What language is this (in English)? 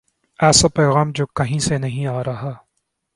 Urdu